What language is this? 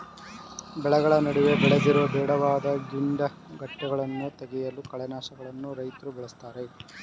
Kannada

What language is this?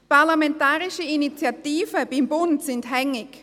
Swiss German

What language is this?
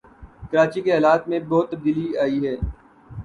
Urdu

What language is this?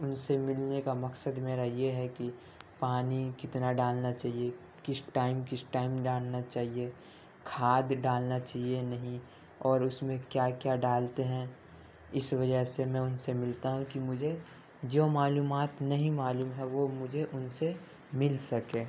Urdu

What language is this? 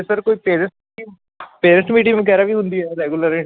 Punjabi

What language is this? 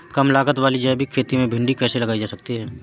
Hindi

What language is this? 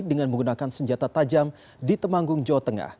Indonesian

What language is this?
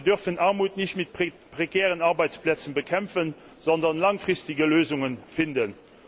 German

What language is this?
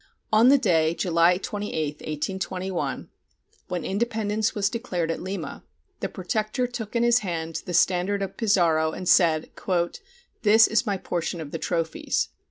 English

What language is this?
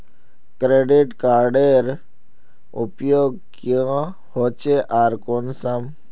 Magahi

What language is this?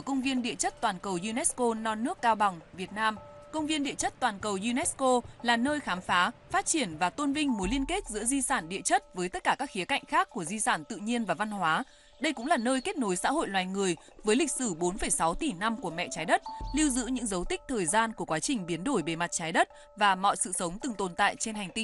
Vietnamese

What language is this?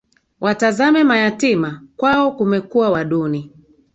Swahili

